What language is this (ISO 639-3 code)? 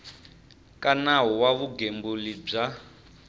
tso